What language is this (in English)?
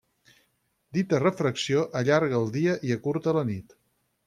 Catalan